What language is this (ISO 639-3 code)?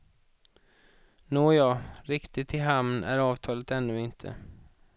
swe